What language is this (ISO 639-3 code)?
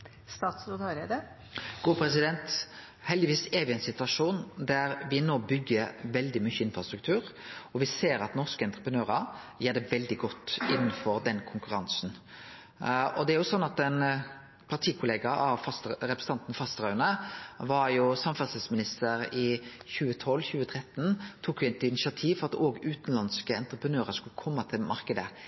nor